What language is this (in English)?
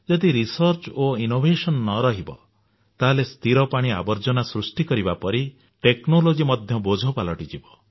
Odia